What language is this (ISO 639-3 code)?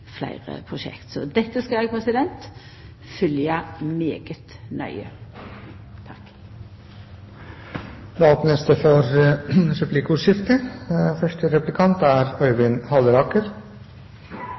nor